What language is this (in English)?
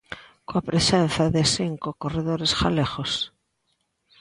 Galician